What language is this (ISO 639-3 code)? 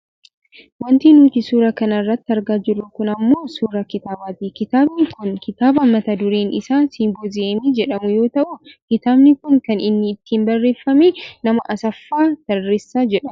orm